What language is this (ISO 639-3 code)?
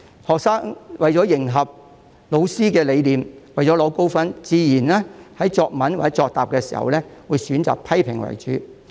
yue